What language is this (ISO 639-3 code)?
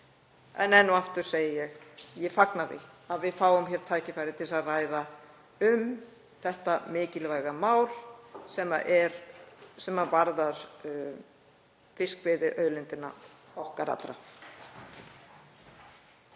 isl